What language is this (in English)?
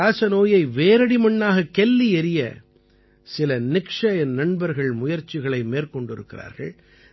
Tamil